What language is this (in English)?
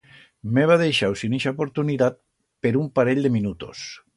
Aragonese